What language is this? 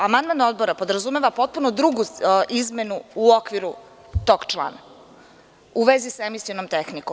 Serbian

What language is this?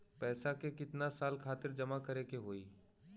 Bhojpuri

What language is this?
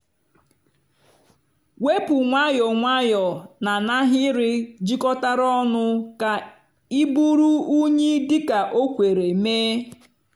Igbo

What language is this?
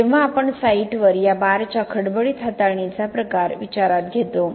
Marathi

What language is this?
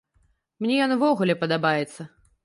Belarusian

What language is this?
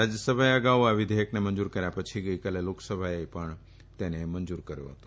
Gujarati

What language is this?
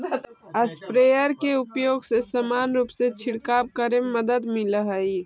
Magahi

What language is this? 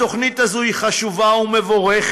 Hebrew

